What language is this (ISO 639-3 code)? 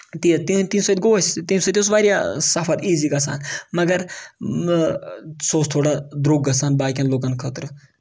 kas